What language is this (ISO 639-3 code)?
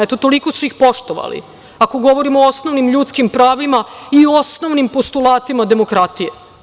srp